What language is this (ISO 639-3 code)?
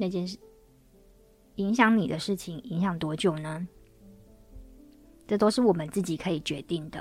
zho